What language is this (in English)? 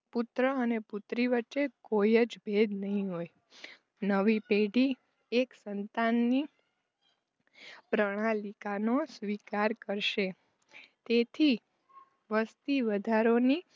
Gujarati